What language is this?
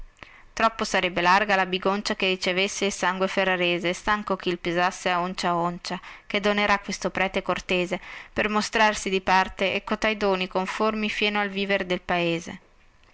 Italian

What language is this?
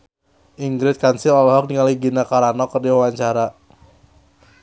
Sundanese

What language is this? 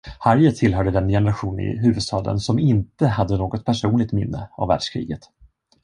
Swedish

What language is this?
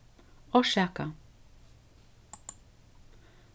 Faroese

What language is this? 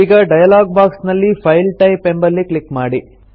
Kannada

